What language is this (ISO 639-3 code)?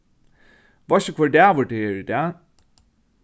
fao